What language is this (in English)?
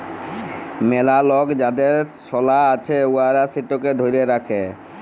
Bangla